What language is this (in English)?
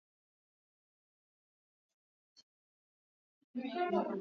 Swahili